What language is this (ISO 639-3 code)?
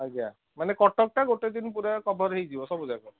ori